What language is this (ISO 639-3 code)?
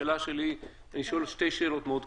heb